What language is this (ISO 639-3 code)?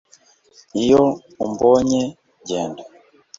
kin